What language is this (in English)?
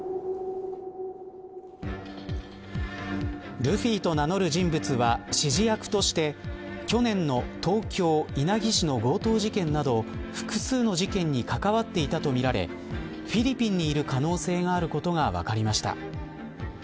Japanese